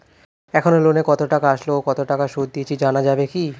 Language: Bangla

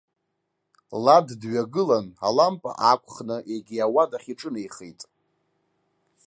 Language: Abkhazian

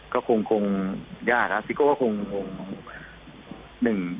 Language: Thai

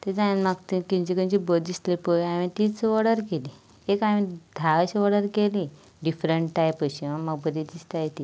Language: Konkani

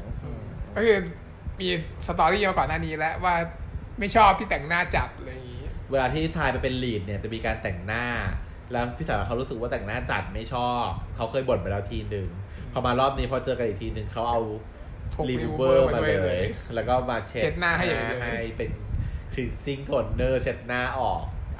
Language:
Thai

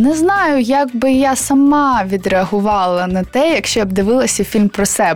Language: Ukrainian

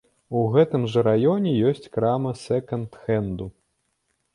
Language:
Belarusian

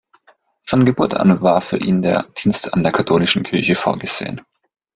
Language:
German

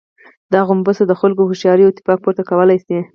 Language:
Pashto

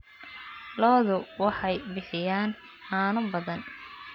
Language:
Somali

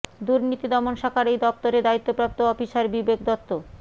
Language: Bangla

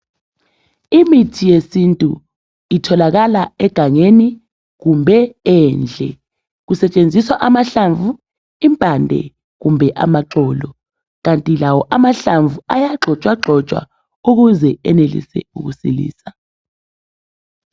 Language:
North Ndebele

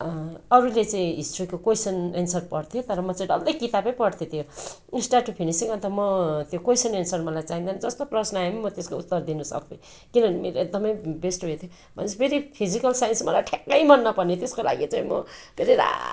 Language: Nepali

